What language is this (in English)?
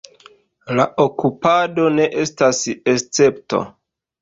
Esperanto